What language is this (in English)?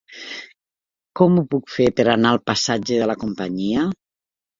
Catalan